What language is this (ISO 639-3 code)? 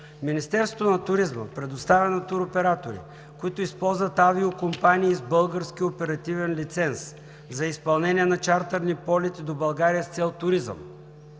bul